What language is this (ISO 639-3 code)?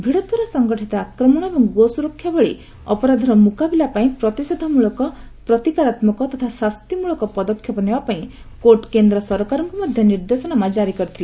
ori